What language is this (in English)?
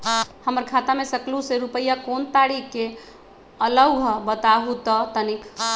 Magahi